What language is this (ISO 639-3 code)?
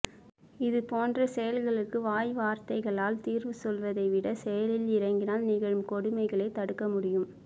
tam